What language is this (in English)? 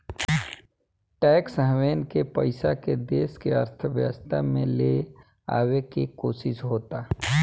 Bhojpuri